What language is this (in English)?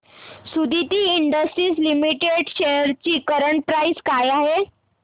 Marathi